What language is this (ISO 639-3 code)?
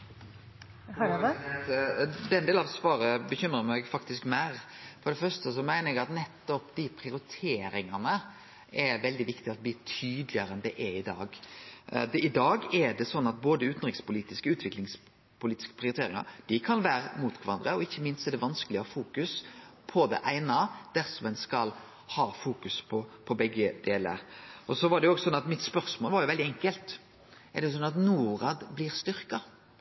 nno